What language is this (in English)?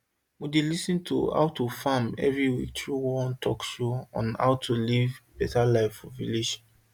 Nigerian Pidgin